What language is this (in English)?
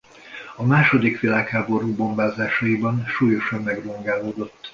Hungarian